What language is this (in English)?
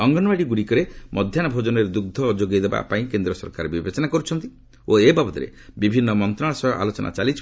Odia